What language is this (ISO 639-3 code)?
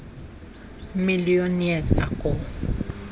xho